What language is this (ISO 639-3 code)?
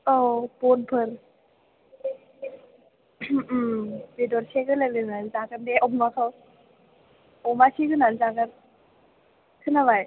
brx